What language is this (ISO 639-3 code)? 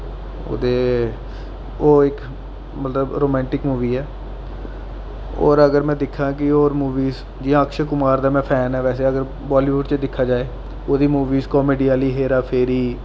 doi